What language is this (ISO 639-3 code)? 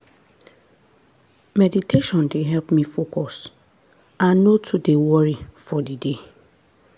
pcm